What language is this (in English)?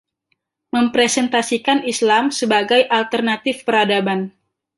Indonesian